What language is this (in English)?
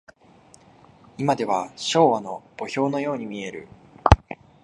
Japanese